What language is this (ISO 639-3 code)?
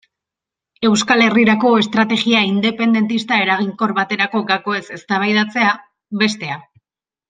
eus